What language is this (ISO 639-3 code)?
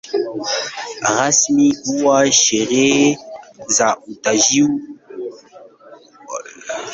swa